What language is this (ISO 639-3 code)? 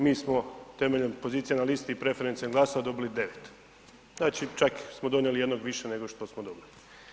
hrv